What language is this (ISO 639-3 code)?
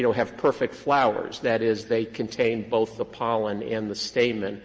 eng